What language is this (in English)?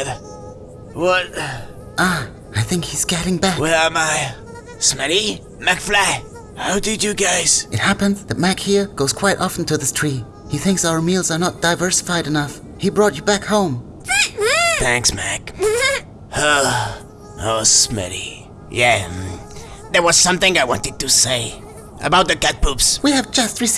English